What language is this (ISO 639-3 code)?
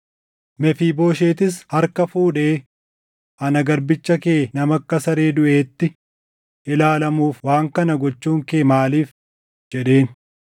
orm